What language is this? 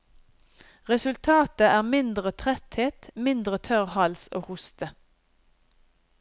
Norwegian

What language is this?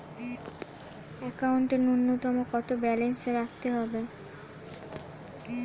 Bangla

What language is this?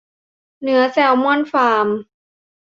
Thai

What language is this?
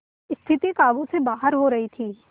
Hindi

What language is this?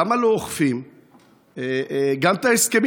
Hebrew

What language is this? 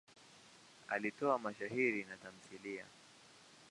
Swahili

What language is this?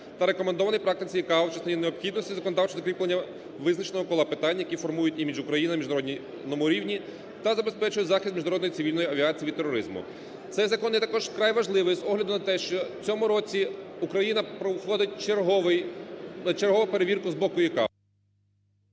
Ukrainian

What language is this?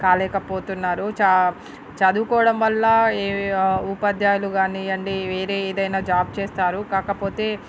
Telugu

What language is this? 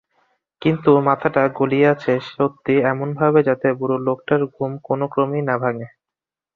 Bangla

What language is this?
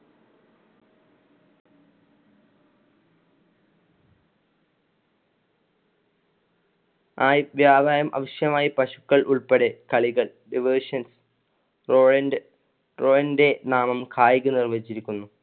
Malayalam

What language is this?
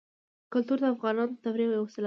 Pashto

